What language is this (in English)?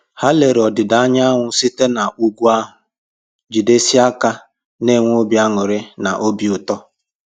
Igbo